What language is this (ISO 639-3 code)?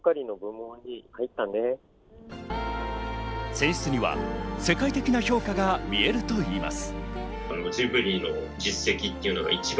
jpn